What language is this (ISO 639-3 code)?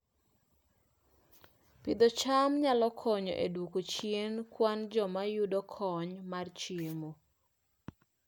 luo